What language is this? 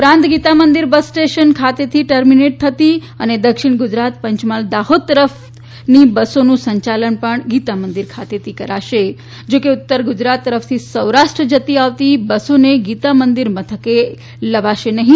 Gujarati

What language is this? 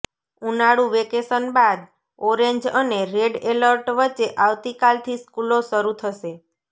Gujarati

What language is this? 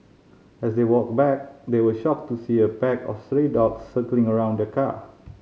English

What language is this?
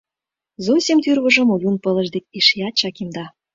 Mari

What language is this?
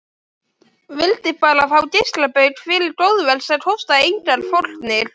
Icelandic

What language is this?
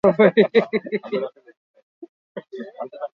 Basque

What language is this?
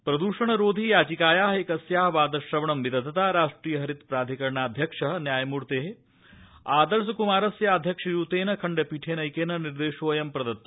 Sanskrit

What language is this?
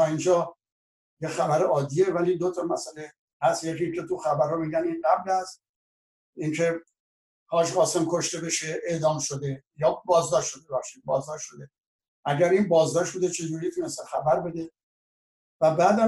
Persian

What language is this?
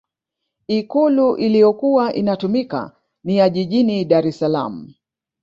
Swahili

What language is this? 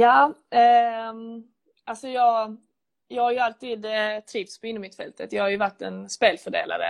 Swedish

